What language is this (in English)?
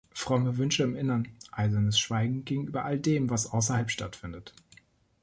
German